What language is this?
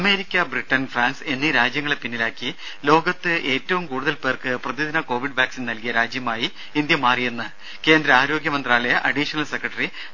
Malayalam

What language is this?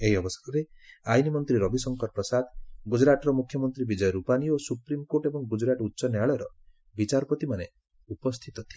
Odia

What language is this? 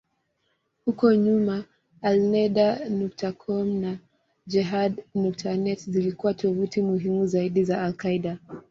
Swahili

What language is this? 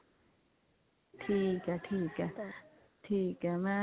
Punjabi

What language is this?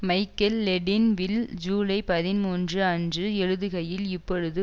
Tamil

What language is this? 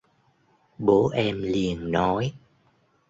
Vietnamese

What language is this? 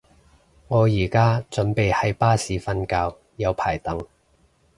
Cantonese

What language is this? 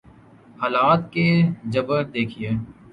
Urdu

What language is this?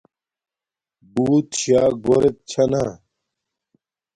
Domaaki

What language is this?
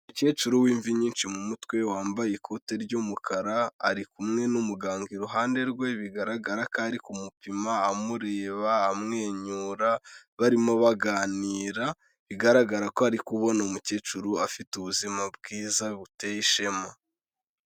Kinyarwanda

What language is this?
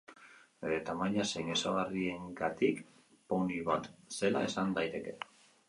Basque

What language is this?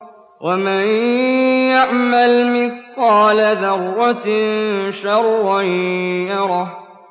Arabic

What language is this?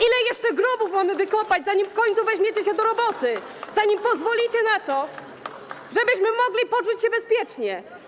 Polish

